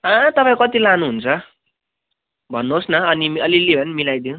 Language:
Nepali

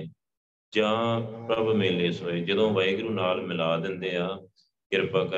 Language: Punjabi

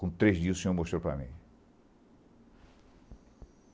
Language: Portuguese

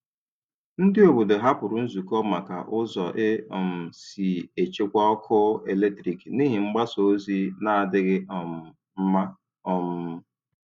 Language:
Igbo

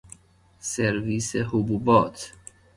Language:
Persian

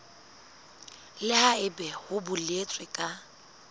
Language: Southern Sotho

